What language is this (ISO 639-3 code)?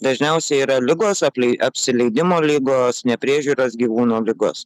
lit